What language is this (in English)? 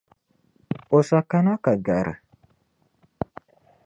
Dagbani